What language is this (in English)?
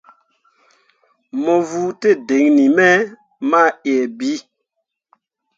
Mundang